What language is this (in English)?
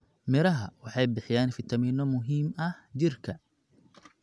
Somali